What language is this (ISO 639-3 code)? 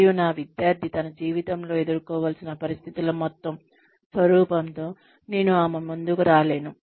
tel